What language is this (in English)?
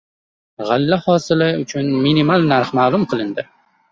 Uzbek